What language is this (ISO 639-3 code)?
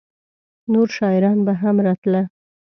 pus